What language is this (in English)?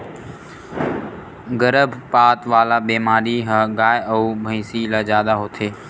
Chhattisgarhi